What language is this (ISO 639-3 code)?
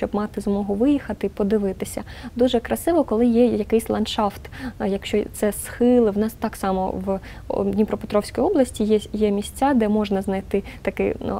ukr